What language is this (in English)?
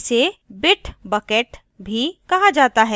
Hindi